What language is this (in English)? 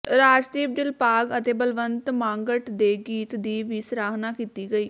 Punjabi